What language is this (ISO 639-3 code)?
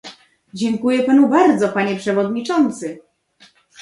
pol